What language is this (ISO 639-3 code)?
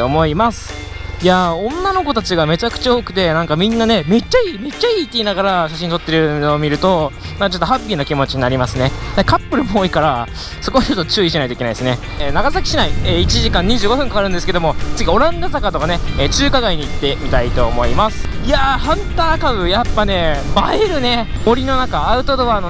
jpn